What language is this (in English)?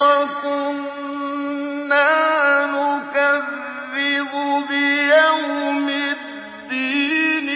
Arabic